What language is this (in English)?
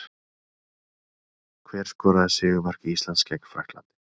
Icelandic